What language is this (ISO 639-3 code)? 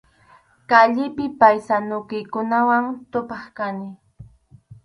qxu